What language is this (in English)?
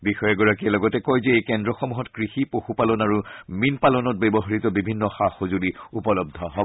Assamese